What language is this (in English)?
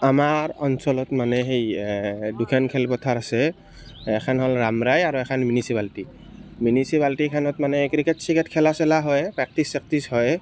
Assamese